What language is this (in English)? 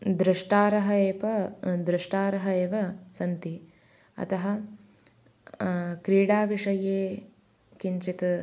Sanskrit